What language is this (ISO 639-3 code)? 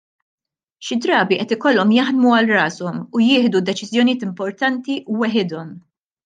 mlt